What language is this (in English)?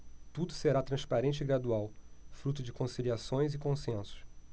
Portuguese